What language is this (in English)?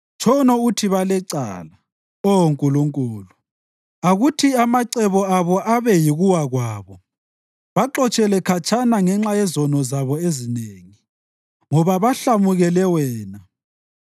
North Ndebele